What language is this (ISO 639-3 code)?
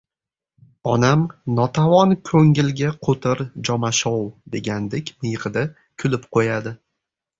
uzb